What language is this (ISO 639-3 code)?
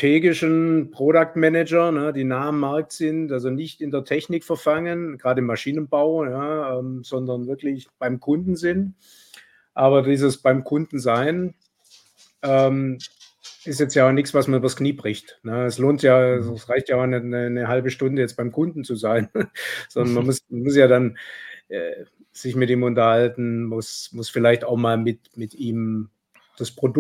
deu